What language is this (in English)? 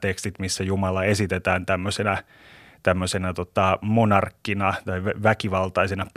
Finnish